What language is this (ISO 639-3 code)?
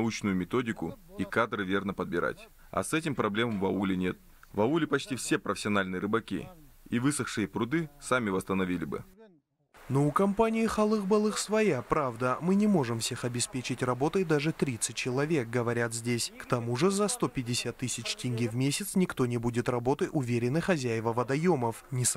rus